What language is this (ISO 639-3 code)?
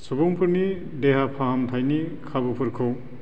brx